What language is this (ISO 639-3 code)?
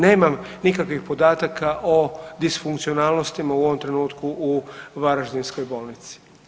hrv